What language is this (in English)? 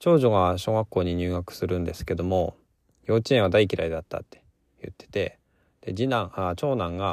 Japanese